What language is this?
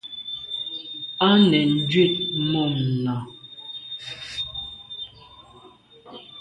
Medumba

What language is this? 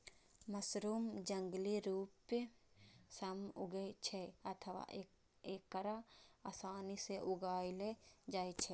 Maithili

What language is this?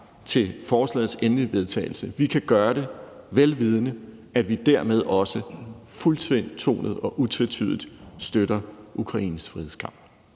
Danish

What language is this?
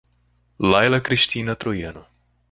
Portuguese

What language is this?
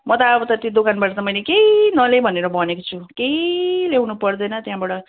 Nepali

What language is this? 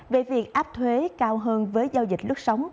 Vietnamese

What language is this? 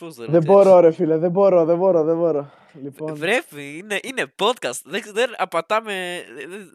Greek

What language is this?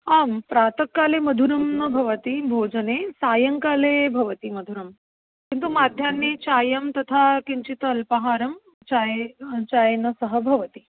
Sanskrit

